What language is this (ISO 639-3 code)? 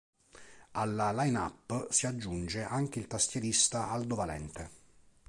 ita